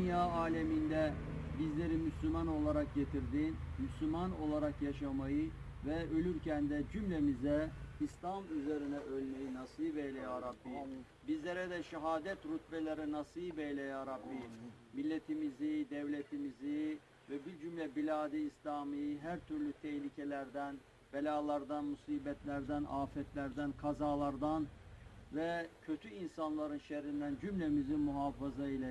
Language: Turkish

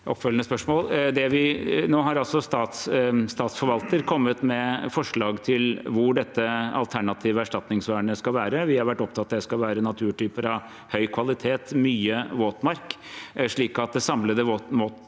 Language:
Norwegian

